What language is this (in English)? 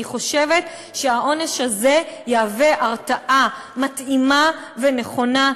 Hebrew